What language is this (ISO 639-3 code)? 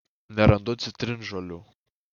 lit